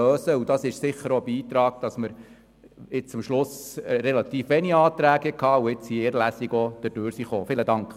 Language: Swiss German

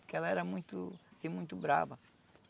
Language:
Portuguese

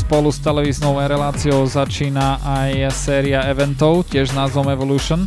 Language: Slovak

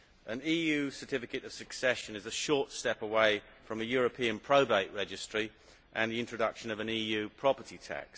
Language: English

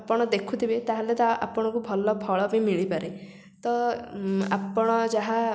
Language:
Odia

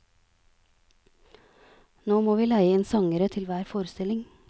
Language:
Norwegian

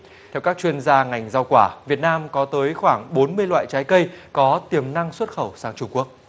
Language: Vietnamese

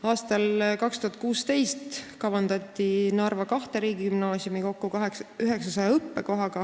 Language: Estonian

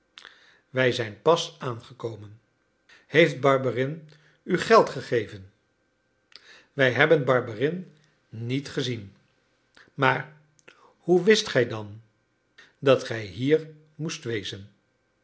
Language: Dutch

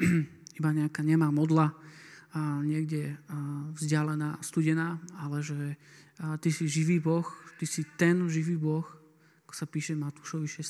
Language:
Slovak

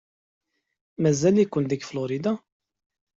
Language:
Kabyle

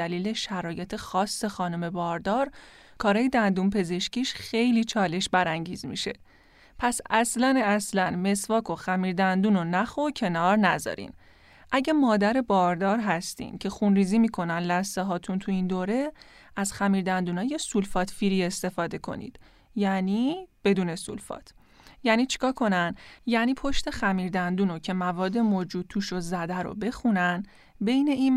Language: Persian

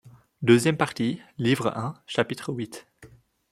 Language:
French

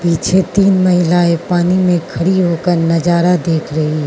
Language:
Hindi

